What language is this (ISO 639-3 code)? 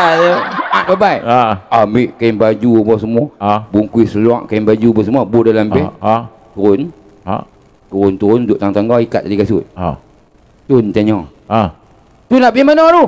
msa